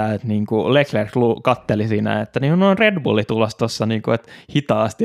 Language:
Finnish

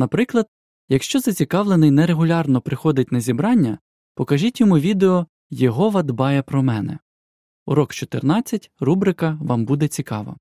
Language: Ukrainian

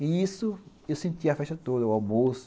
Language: Portuguese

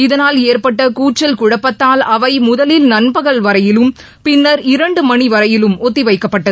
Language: Tamil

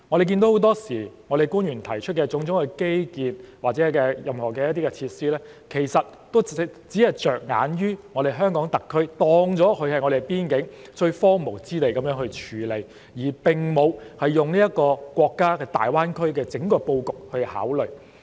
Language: Cantonese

